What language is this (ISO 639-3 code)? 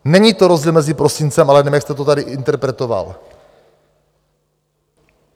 ces